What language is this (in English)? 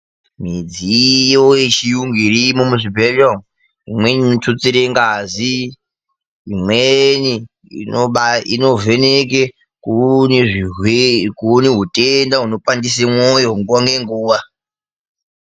Ndau